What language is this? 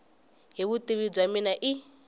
Tsonga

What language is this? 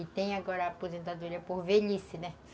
Portuguese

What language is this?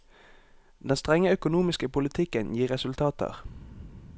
Norwegian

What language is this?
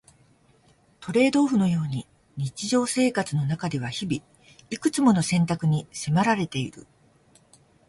Japanese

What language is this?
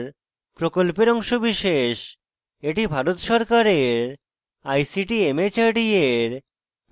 Bangla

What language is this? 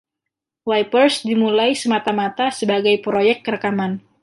Indonesian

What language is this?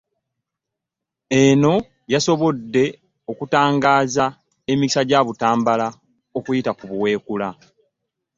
Ganda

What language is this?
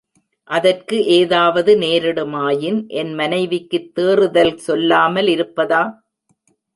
Tamil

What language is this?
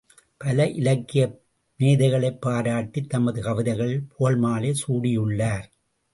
Tamil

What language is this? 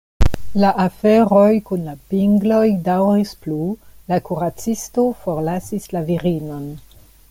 Esperanto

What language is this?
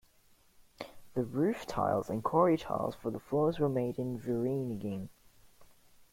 English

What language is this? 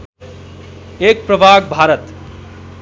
Nepali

